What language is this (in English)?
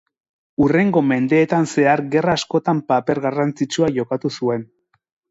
Basque